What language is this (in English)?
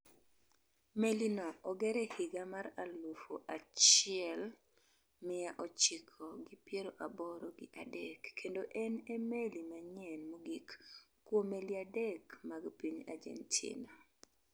Luo (Kenya and Tanzania)